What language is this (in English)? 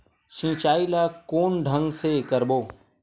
Chhattisgarhi